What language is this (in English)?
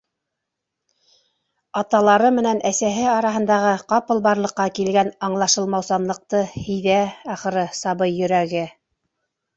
Bashkir